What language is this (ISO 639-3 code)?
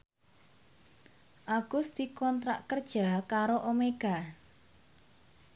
jav